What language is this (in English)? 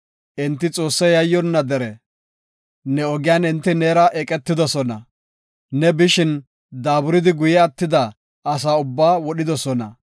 Gofa